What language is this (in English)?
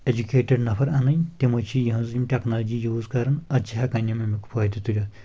Kashmiri